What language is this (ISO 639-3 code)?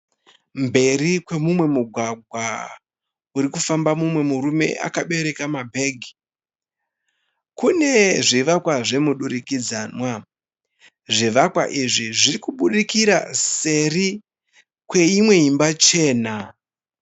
sna